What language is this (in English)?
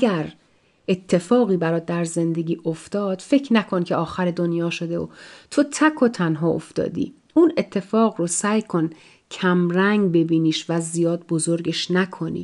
Persian